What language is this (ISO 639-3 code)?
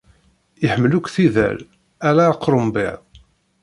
kab